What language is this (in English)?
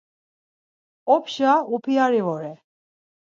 Laz